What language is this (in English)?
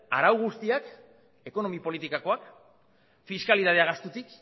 Basque